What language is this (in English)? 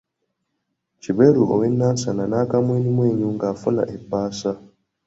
Ganda